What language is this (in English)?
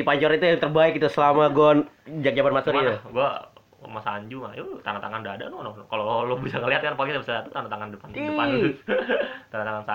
Indonesian